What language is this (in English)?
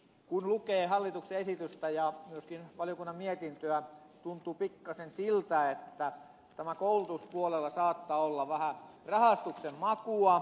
Finnish